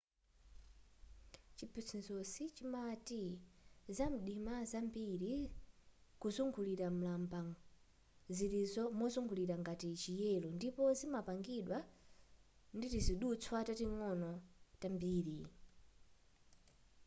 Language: Nyanja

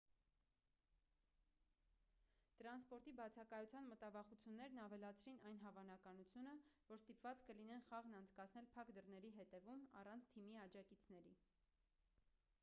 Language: Armenian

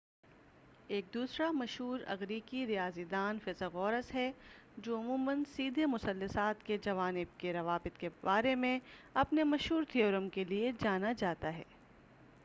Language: Urdu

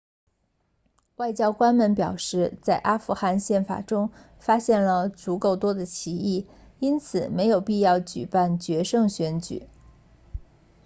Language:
Chinese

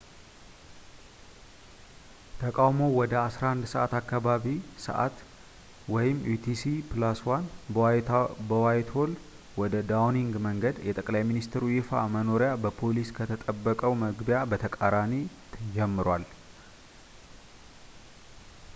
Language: Amharic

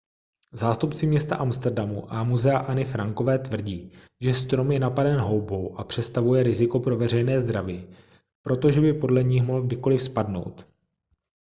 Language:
Czech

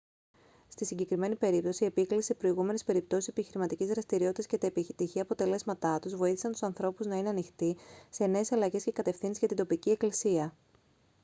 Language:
Greek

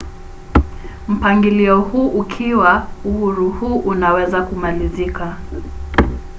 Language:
Swahili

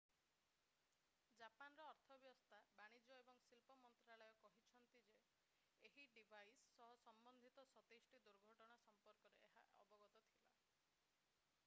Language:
Odia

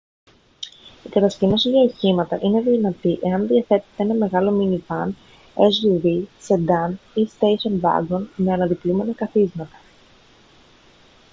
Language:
Greek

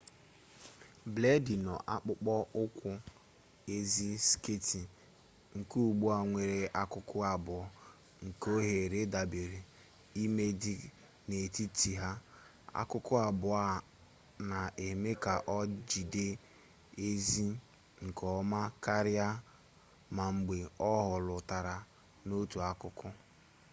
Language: Igbo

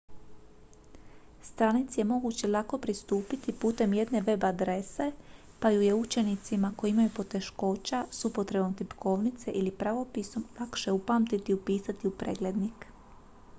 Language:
Croatian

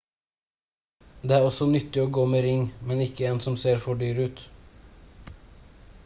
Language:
Norwegian Bokmål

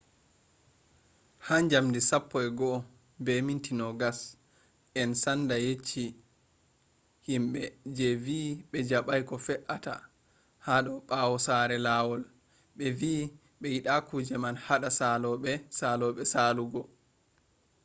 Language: Fula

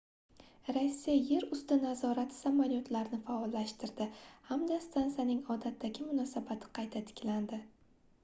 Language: Uzbek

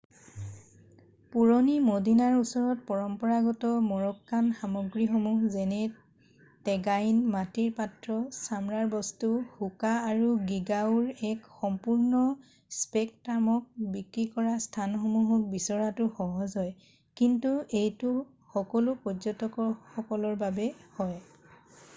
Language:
Assamese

